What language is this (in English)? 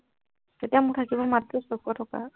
Assamese